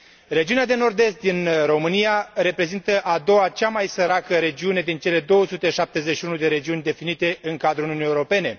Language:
Romanian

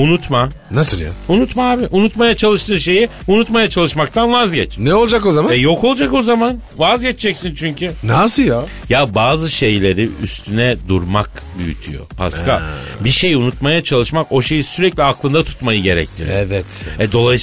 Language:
Turkish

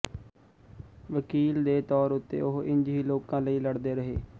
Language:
Punjabi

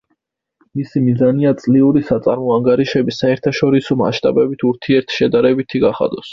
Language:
Georgian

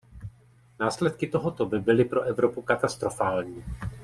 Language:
Czech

